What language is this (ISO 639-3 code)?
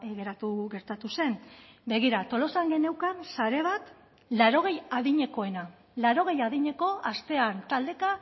eus